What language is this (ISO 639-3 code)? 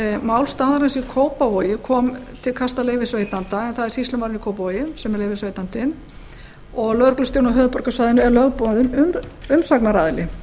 isl